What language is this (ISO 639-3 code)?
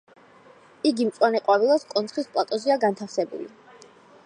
kat